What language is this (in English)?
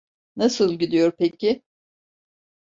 Turkish